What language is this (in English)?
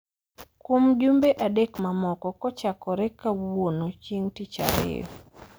Luo (Kenya and Tanzania)